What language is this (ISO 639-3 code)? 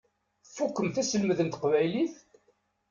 kab